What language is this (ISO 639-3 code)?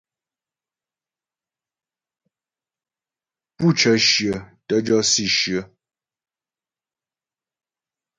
bbj